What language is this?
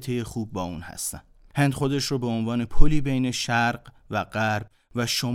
Persian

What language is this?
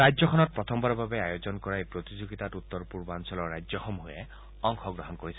Assamese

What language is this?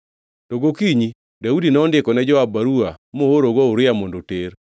Luo (Kenya and Tanzania)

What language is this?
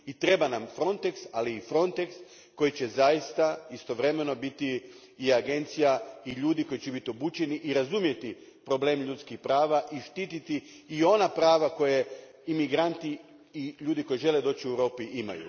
Croatian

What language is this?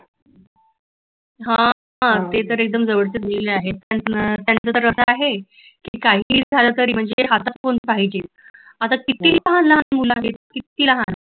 Marathi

